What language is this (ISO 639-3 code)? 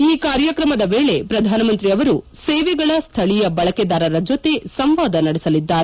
kan